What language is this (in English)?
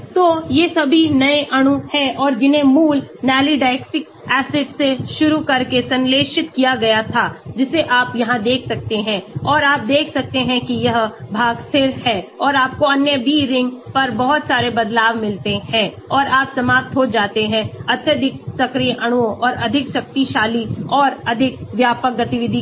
Hindi